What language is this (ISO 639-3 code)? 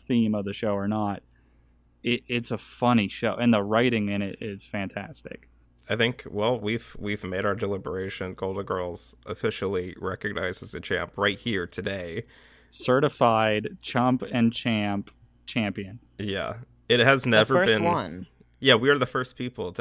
eng